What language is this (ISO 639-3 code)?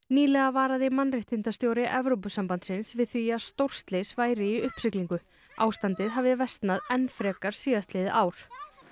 isl